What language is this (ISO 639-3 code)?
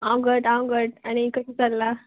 kok